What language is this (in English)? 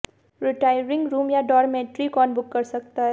Hindi